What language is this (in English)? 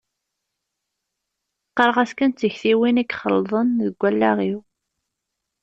Kabyle